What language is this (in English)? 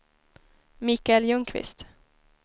Swedish